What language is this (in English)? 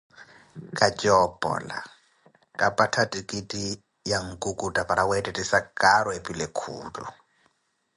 Koti